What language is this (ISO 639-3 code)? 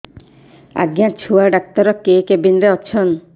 ori